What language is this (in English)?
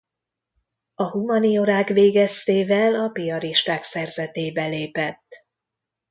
Hungarian